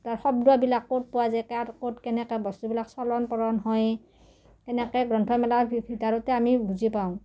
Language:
Assamese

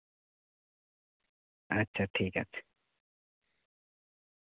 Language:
Santali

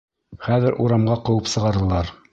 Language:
Bashkir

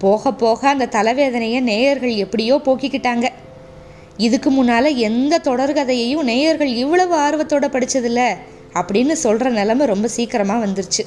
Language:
Tamil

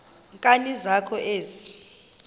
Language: Xhosa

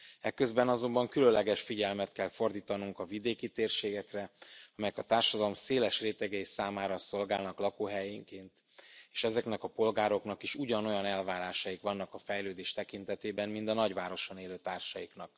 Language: Hungarian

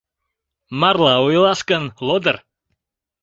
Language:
Mari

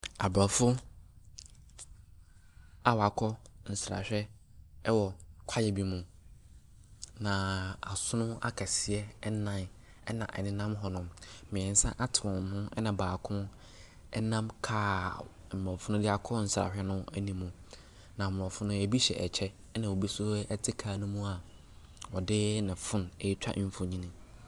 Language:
Akan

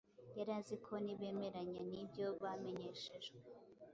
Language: Kinyarwanda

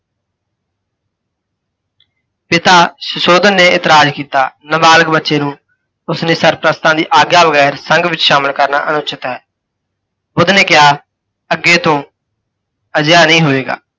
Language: Punjabi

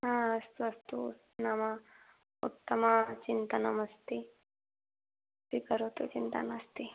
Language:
Sanskrit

